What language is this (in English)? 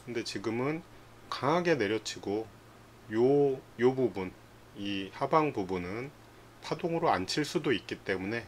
Korean